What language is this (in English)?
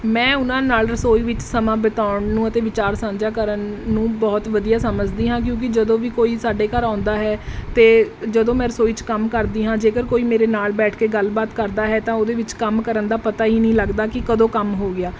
Punjabi